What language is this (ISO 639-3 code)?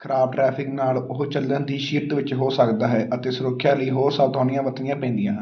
pan